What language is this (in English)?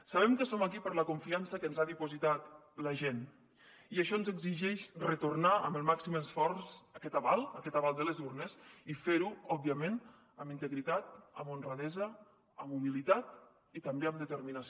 Catalan